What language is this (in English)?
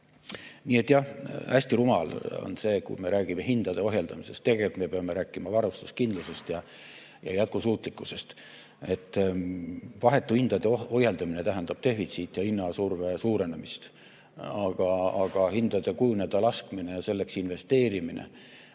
Estonian